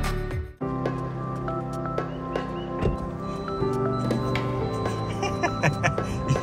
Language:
Hindi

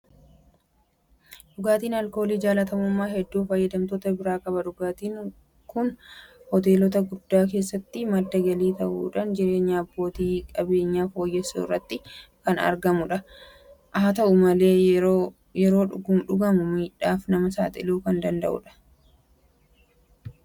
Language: Oromo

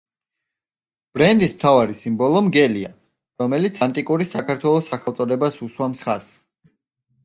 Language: Georgian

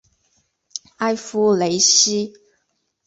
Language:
Chinese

